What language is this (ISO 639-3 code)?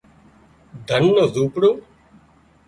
kxp